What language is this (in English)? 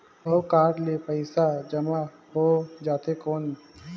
Chhattisgarhi